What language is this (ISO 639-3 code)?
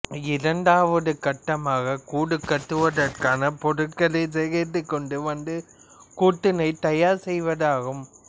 tam